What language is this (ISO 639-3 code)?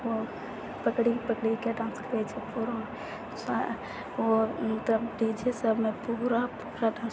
mai